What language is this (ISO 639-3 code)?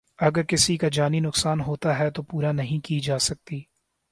urd